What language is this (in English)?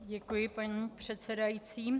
Czech